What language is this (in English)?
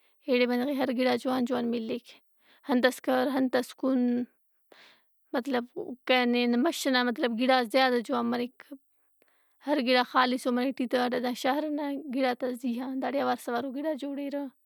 Brahui